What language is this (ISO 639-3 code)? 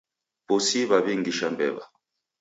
dav